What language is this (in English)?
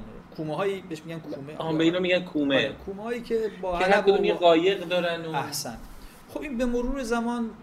Persian